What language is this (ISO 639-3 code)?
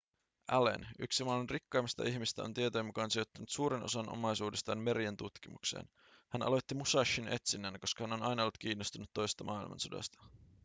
fin